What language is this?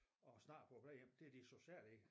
Danish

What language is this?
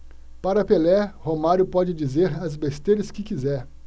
Portuguese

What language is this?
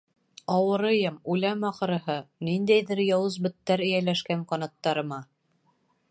Bashkir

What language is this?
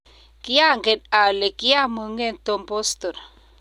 Kalenjin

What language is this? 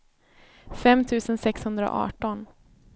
Swedish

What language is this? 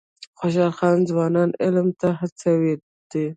Pashto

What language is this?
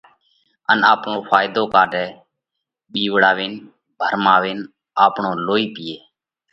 Parkari Koli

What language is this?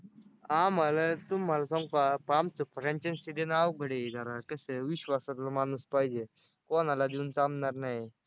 Marathi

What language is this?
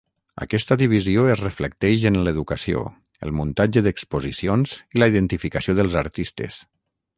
Catalan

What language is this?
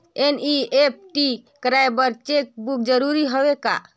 Chhattisgarhi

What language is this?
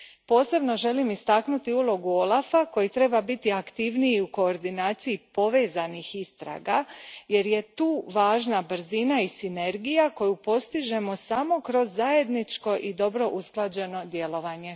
Croatian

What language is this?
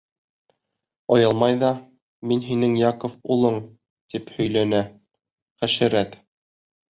Bashkir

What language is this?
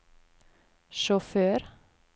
Norwegian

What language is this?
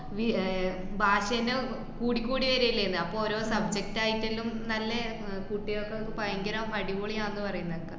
Malayalam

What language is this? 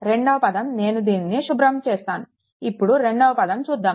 Telugu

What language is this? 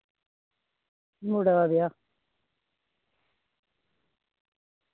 Dogri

